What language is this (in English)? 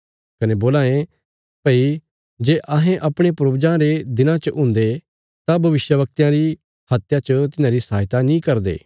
Bilaspuri